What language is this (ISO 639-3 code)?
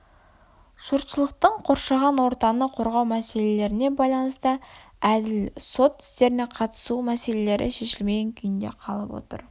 kaz